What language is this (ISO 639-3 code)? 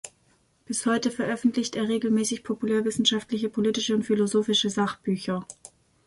deu